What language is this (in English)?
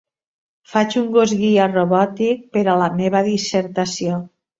Catalan